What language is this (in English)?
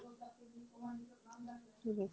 Odia